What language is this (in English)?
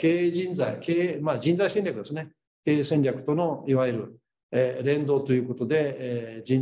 Japanese